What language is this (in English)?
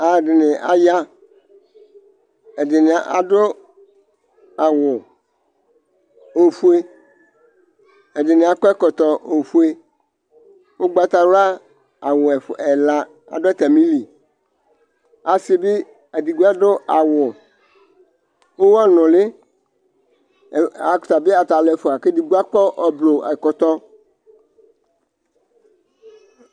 Ikposo